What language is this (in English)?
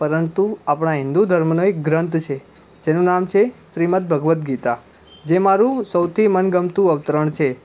Gujarati